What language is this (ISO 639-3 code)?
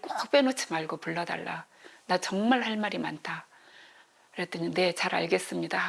kor